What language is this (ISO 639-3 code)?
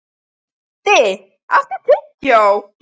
isl